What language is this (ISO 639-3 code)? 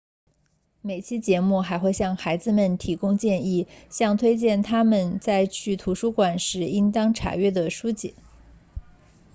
zho